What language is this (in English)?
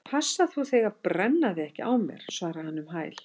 Icelandic